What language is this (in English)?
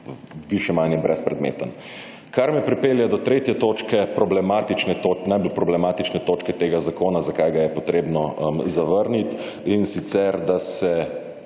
Slovenian